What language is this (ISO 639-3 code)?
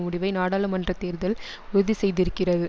tam